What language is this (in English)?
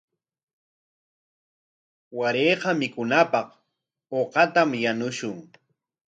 Corongo Ancash Quechua